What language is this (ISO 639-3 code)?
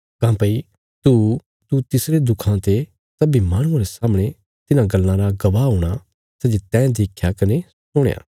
kfs